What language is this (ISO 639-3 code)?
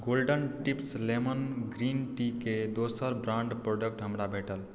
mai